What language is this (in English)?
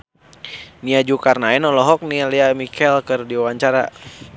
Sundanese